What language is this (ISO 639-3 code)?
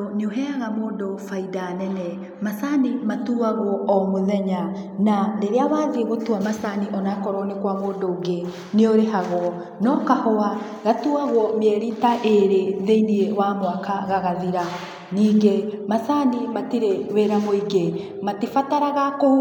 kik